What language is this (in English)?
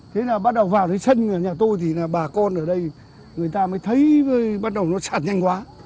Vietnamese